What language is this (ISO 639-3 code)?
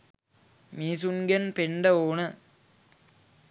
sin